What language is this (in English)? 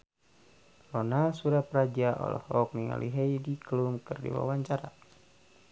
Sundanese